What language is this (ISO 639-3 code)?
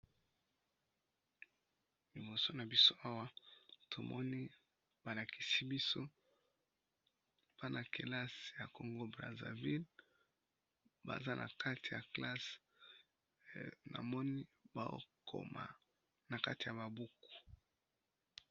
lin